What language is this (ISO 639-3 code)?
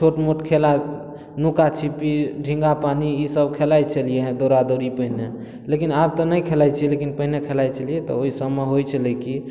mai